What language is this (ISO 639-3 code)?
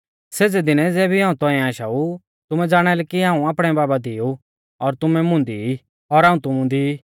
bfz